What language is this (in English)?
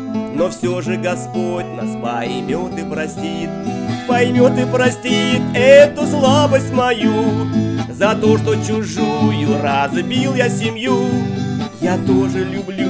Russian